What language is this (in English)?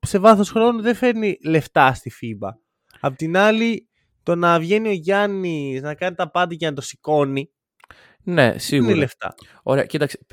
Greek